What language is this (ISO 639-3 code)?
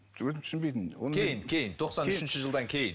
kaz